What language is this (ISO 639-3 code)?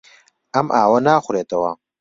ckb